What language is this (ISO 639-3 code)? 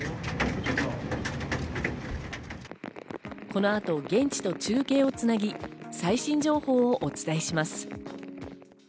jpn